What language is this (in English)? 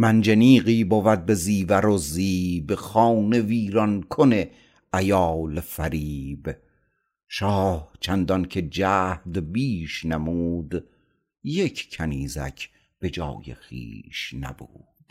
Persian